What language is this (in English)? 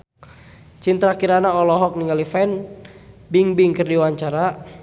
Sundanese